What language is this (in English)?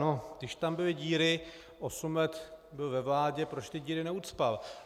Czech